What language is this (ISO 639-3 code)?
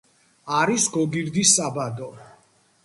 kat